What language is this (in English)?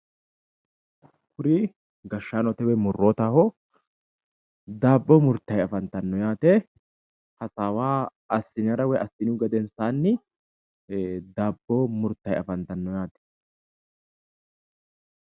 Sidamo